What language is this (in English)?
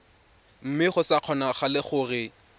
Tswana